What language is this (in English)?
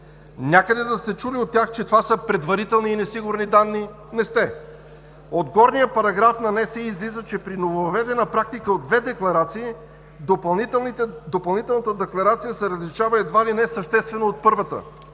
Bulgarian